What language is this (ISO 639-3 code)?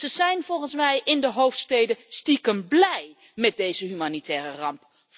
nld